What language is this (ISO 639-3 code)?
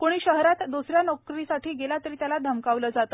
mar